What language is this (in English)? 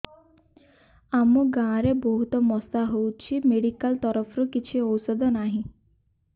Odia